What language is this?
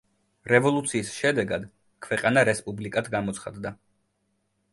Georgian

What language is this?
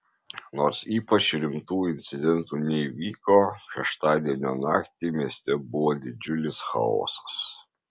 Lithuanian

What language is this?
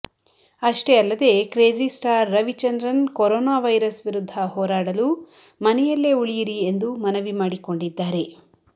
Kannada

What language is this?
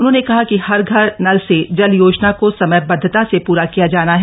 Hindi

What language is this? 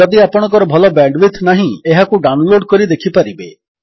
Odia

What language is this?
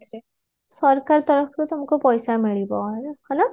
Odia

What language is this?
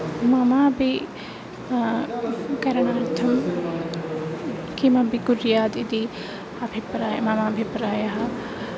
Sanskrit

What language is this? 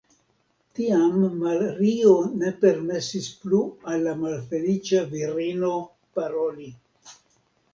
Esperanto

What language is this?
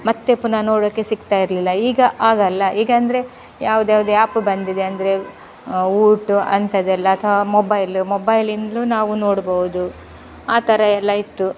Kannada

